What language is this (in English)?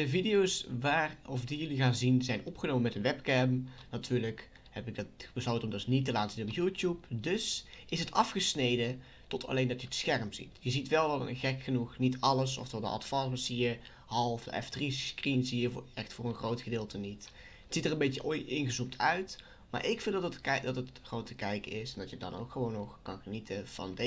Dutch